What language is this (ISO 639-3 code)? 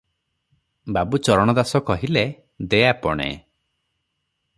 ori